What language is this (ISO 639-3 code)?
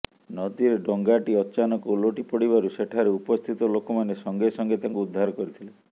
ori